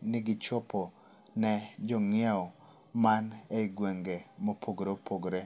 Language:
Luo (Kenya and Tanzania)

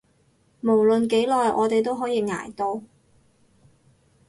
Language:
Cantonese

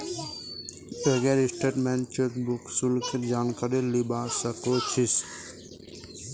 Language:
Magahi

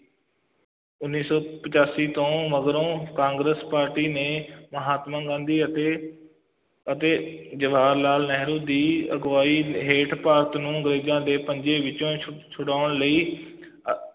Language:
Punjabi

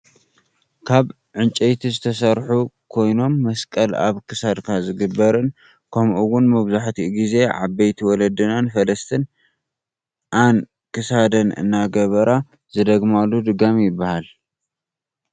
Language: Tigrinya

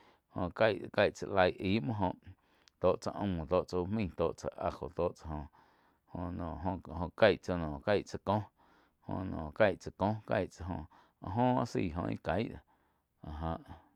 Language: Quiotepec Chinantec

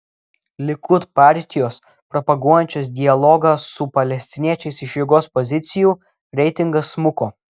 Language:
Lithuanian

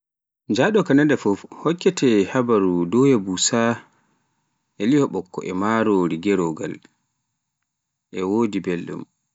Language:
Pular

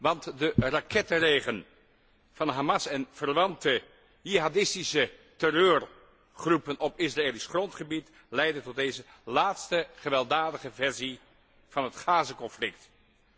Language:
Dutch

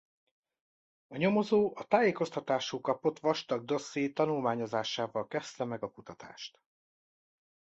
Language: Hungarian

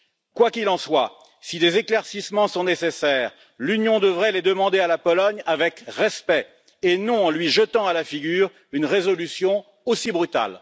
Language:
French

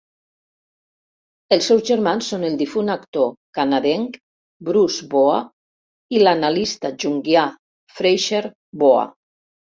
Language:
Catalan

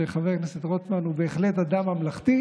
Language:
Hebrew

